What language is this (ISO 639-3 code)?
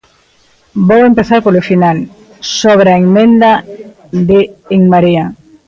glg